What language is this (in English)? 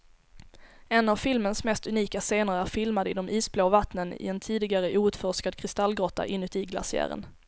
Swedish